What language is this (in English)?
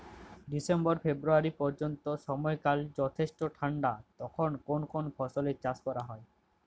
Bangla